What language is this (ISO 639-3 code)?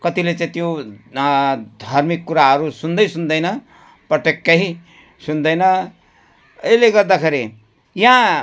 nep